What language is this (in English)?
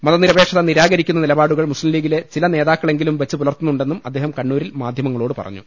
Malayalam